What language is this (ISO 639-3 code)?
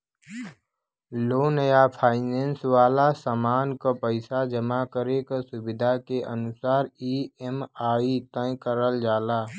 bho